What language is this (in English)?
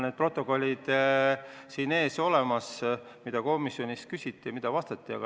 Estonian